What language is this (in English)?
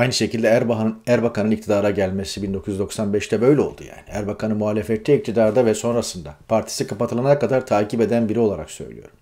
Turkish